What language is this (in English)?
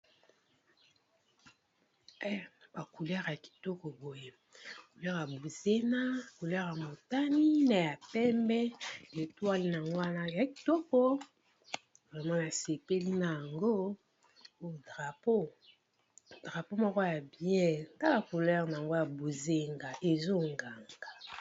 Lingala